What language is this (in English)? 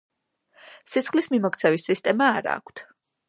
Georgian